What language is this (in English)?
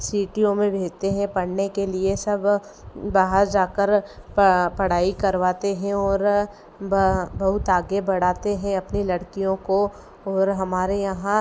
Hindi